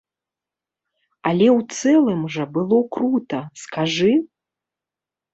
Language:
Belarusian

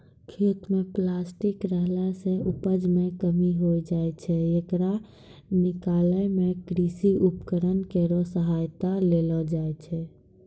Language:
Maithili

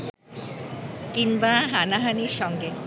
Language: Bangla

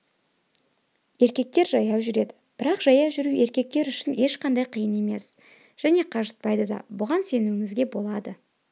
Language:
Kazakh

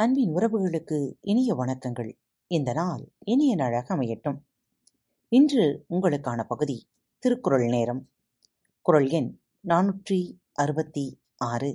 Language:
Tamil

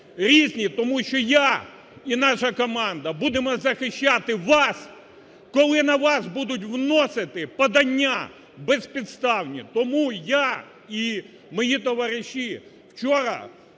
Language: Ukrainian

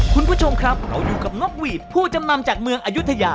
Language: Thai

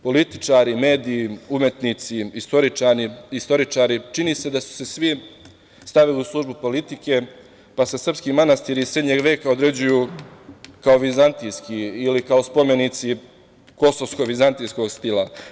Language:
Serbian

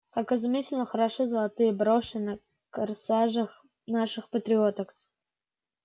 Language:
Russian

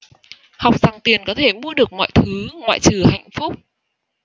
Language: Vietnamese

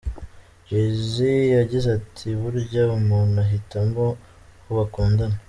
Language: Kinyarwanda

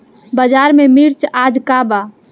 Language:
Bhojpuri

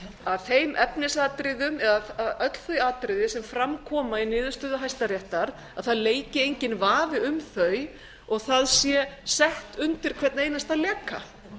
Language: Icelandic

